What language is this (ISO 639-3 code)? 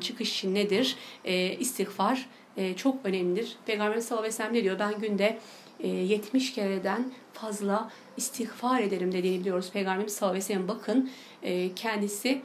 tur